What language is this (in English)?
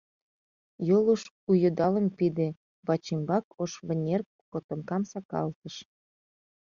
Mari